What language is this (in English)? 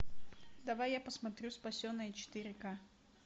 Russian